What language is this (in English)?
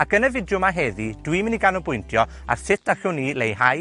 Welsh